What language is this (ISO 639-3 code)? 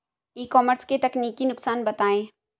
hin